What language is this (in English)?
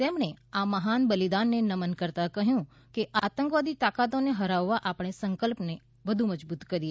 Gujarati